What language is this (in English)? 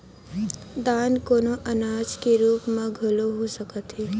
Chhattisgarhi